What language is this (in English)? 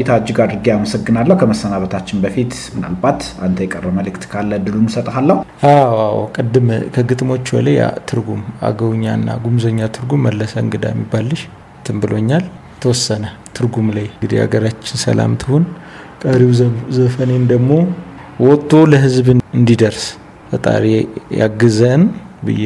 Amharic